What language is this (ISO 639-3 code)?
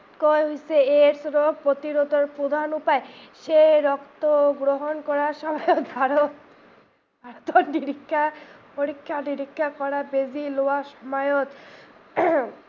asm